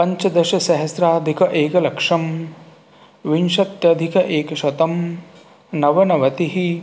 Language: Sanskrit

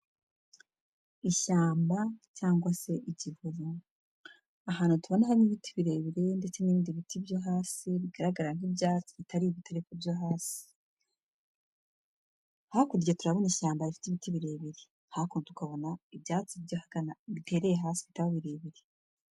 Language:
Kinyarwanda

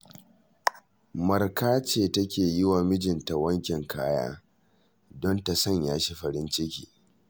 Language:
Hausa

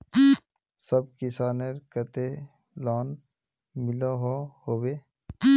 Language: Magahi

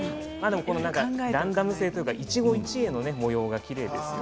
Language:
Japanese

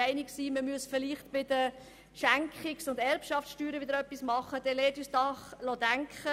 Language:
Swiss German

